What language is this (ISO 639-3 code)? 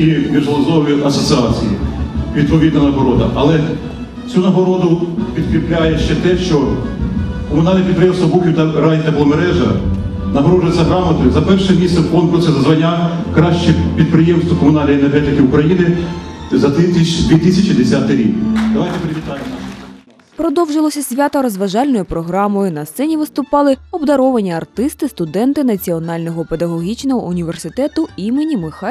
ukr